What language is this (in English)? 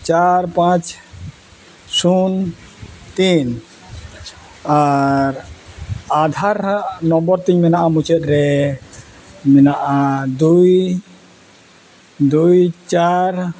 Santali